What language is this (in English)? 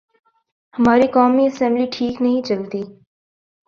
Urdu